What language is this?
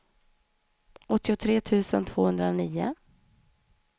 Swedish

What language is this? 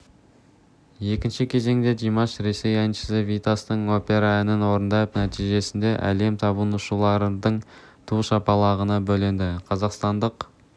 Kazakh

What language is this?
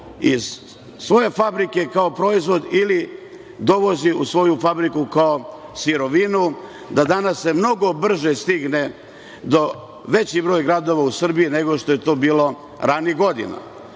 Serbian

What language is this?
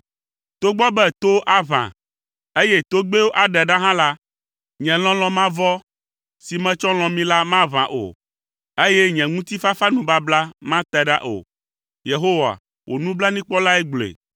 Ewe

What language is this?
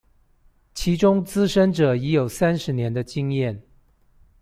Chinese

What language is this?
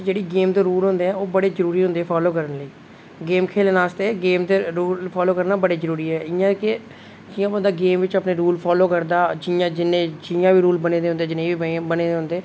Dogri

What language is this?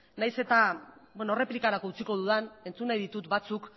Basque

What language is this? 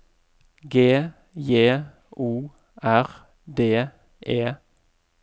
Norwegian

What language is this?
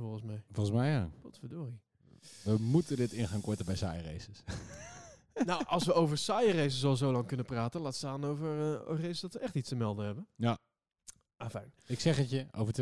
Dutch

